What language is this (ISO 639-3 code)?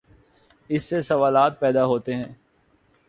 urd